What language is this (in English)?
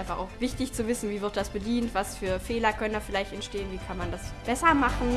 German